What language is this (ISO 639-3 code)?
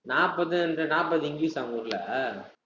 tam